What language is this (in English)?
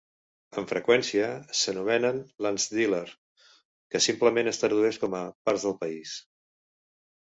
Catalan